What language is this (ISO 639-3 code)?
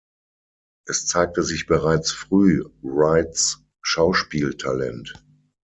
deu